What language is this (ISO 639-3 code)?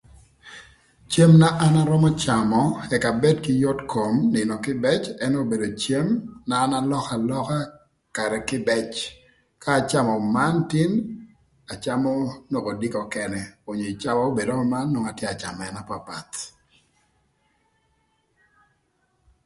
lth